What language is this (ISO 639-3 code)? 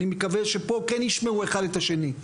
heb